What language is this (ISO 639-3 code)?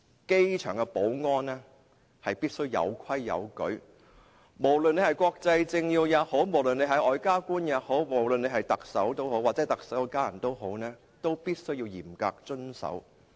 yue